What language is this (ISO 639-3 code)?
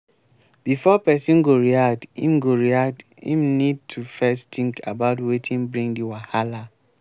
pcm